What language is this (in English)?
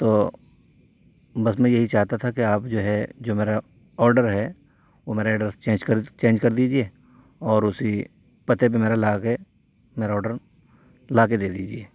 Urdu